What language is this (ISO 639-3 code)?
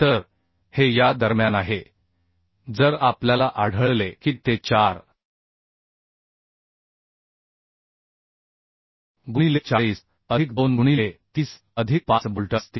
mar